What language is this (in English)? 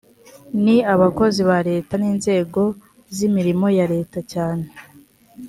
Kinyarwanda